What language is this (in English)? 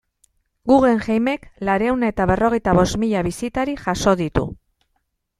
Basque